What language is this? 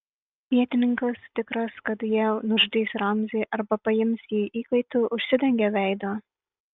Lithuanian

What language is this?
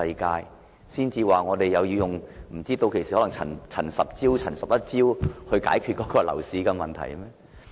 Cantonese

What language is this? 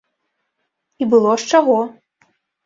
Belarusian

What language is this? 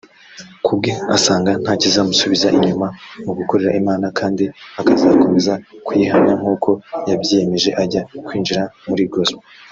Kinyarwanda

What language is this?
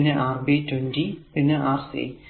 Malayalam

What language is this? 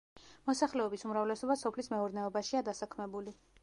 Georgian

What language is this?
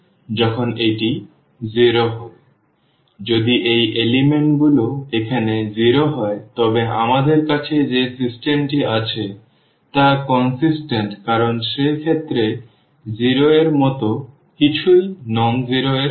Bangla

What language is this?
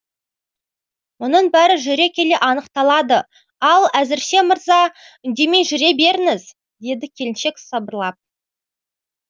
Kazakh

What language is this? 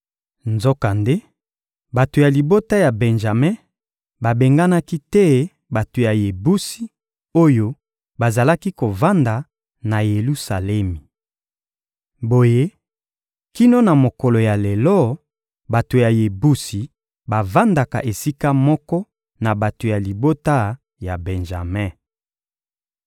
Lingala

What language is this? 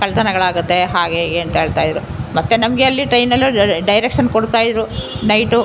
Kannada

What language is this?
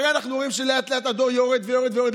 Hebrew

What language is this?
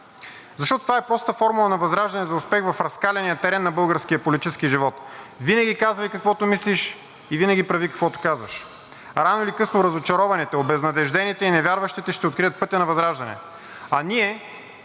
Bulgarian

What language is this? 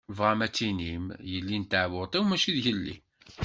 Kabyle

